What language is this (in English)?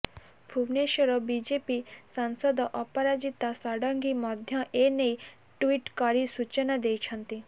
Odia